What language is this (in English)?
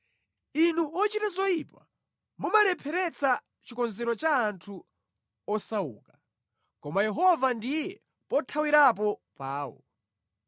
Nyanja